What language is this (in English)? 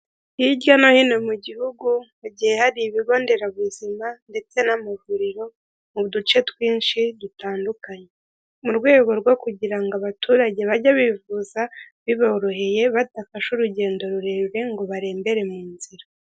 Kinyarwanda